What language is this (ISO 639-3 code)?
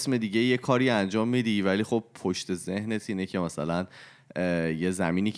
fas